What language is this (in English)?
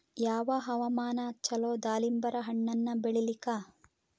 Kannada